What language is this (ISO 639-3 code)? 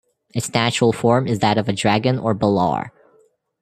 eng